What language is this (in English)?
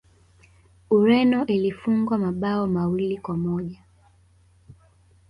Swahili